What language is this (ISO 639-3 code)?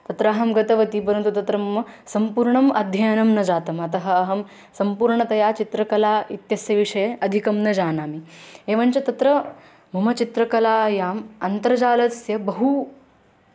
san